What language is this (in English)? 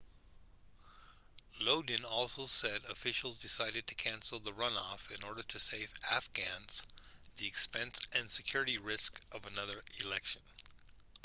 English